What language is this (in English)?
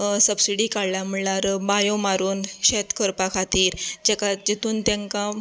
Konkani